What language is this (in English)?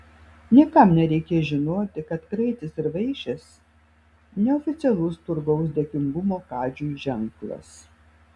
Lithuanian